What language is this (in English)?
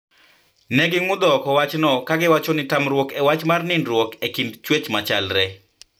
Luo (Kenya and Tanzania)